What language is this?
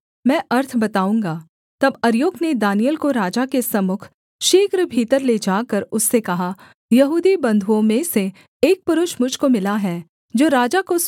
Hindi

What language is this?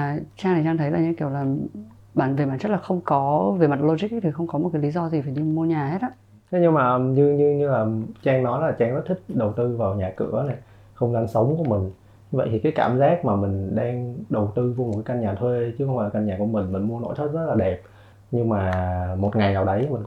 Vietnamese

